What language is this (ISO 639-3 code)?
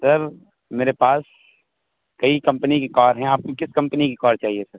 urd